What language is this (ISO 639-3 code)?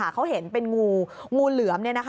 tha